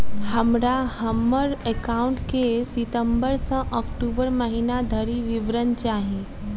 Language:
Maithili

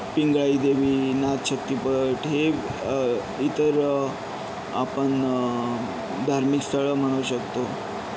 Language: Marathi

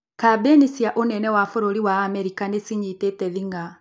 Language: Kikuyu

